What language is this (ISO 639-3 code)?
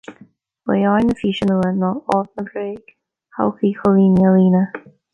gle